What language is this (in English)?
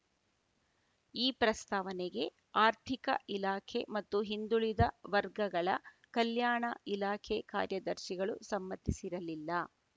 Kannada